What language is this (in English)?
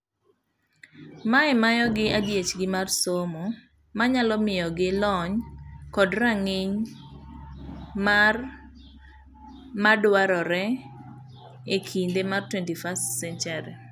Luo (Kenya and Tanzania)